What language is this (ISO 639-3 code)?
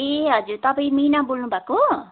nep